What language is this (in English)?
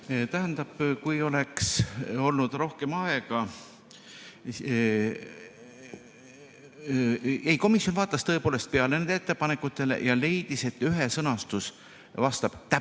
Estonian